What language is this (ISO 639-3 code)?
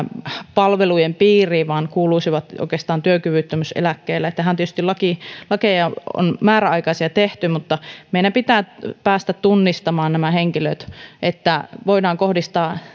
fin